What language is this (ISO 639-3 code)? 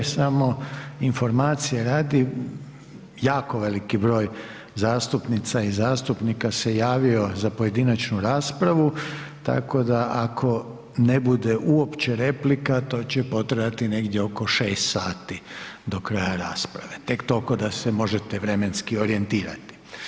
hrv